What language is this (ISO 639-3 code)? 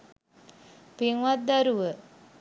sin